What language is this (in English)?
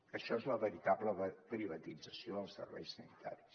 Catalan